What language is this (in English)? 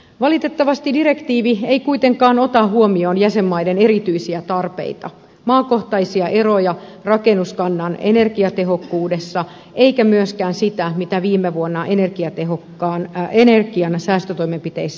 Finnish